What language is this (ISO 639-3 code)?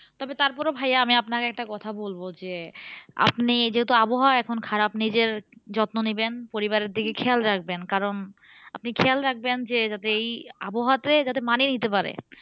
ben